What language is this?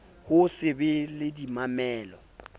Southern Sotho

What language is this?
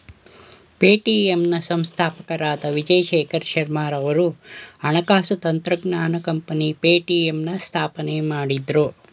Kannada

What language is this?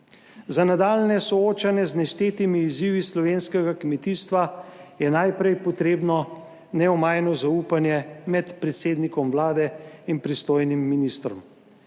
Slovenian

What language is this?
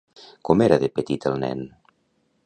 Catalan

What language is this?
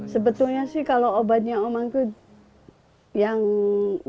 Indonesian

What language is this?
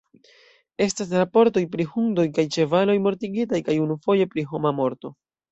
Esperanto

